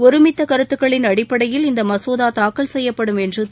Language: Tamil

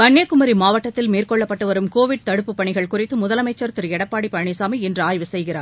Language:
Tamil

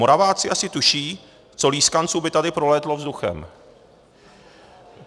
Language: Czech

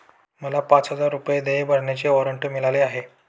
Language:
Marathi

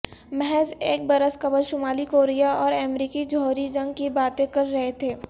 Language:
Urdu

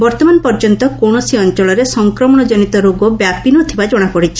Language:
Odia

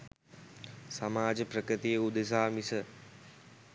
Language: Sinhala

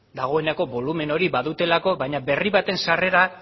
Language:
Basque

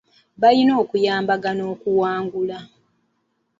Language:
Ganda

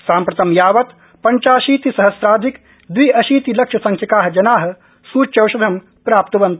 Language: Sanskrit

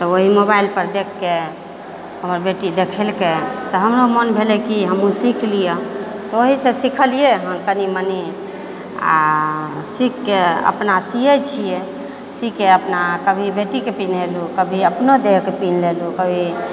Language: Maithili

